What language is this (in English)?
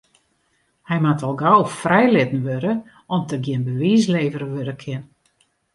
Western Frisian